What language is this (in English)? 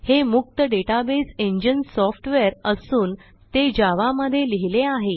Marathi